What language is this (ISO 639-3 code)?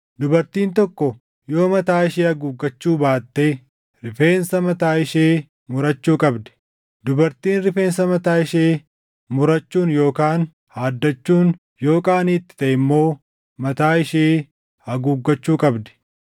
orm